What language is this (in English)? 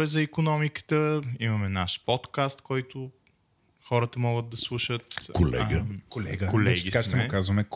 Bulgarian